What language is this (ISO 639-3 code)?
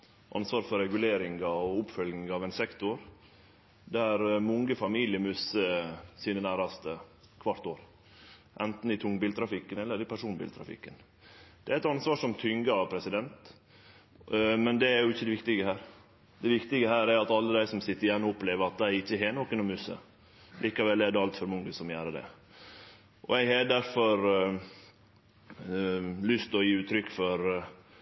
nno